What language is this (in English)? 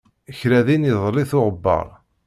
Kabyle